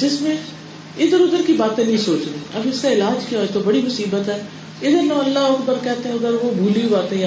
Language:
Urdu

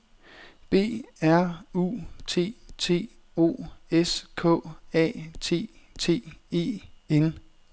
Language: Danish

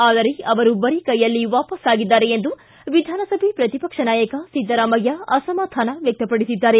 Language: Kannada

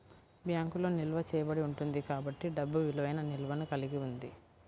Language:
Telugu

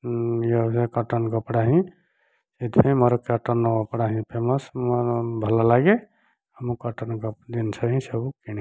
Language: Odia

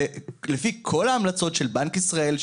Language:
Hebrew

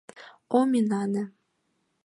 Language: Mari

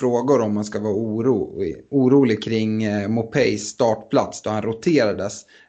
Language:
Swedish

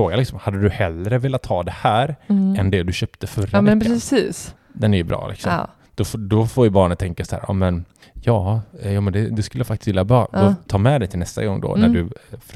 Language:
Swedish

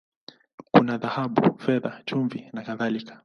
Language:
Swahili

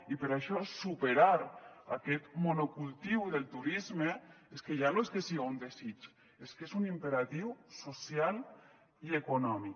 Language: Catalan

